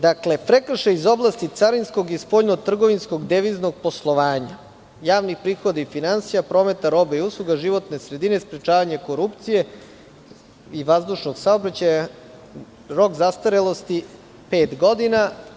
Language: Serbian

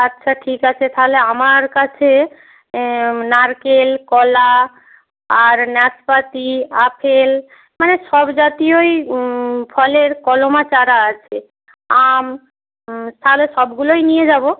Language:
Bangla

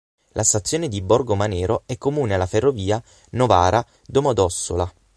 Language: Italian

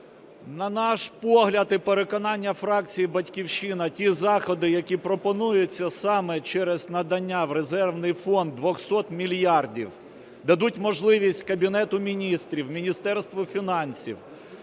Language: Ukrainian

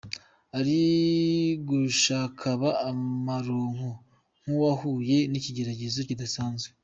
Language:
Kinyarwanda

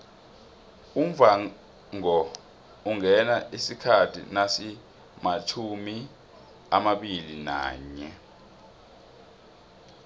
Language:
South Ndebele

